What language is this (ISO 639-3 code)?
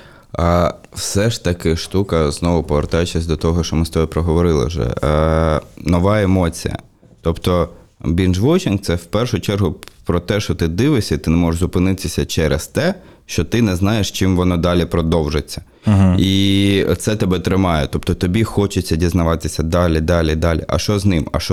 ukr